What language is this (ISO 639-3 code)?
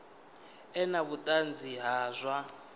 ven